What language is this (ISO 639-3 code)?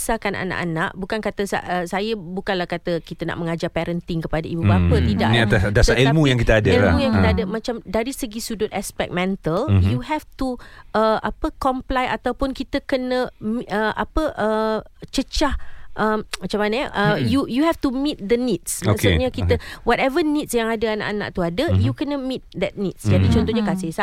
msa